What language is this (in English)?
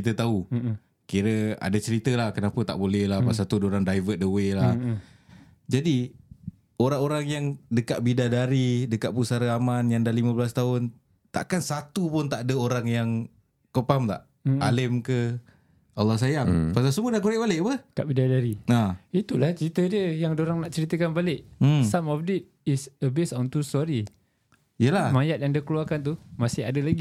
Malay